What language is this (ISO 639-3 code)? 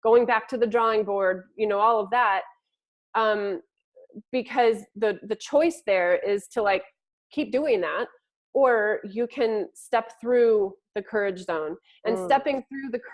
eng